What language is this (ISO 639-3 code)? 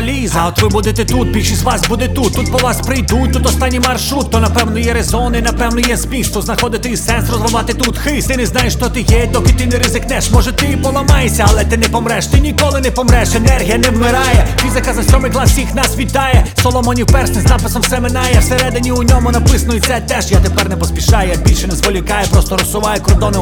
ukr